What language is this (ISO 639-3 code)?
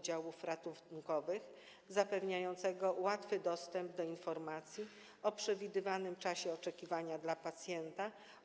pol